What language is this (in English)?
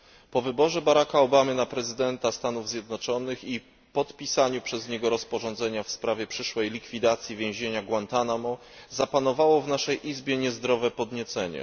Polish